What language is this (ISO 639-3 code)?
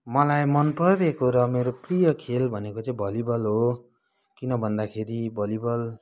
nep